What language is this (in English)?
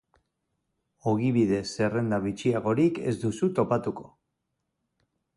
Basque